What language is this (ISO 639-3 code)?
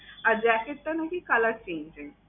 ben